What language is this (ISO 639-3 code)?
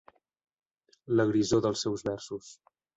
cat